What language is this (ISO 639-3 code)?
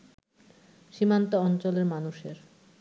ben